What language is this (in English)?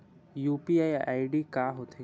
Chhattisgarhi